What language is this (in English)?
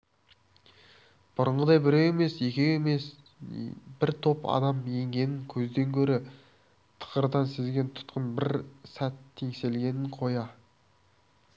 Kazakh